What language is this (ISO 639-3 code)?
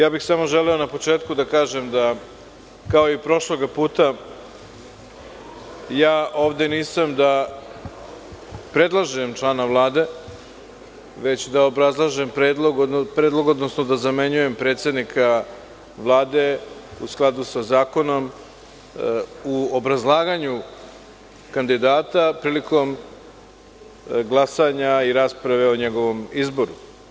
srp